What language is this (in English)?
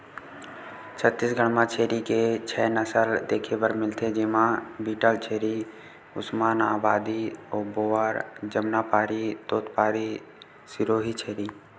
Chhattisgarhi